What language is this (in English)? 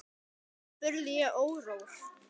Icelandic